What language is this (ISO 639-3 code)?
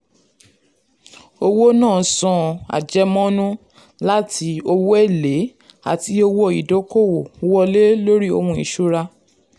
yor